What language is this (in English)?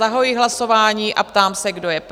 Czech